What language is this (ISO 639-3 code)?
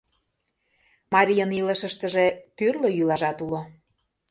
chm